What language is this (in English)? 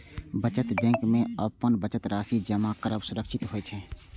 Maithili